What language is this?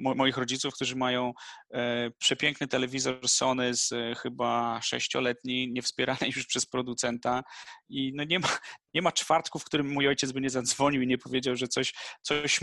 Polish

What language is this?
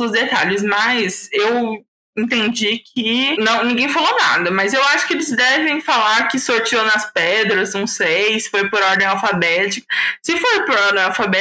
Portuguese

